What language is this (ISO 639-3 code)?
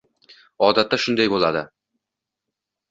uzb